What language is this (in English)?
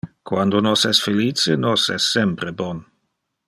Interlingua